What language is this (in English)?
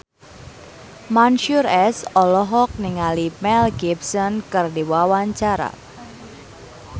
Sundanese